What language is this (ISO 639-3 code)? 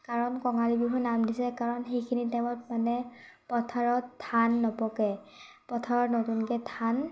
asm